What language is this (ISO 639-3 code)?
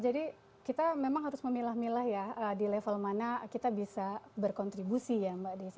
ind